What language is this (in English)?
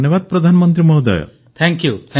Odia